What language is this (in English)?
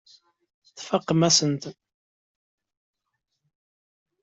Kabyle